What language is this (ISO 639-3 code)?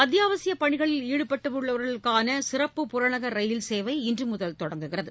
tam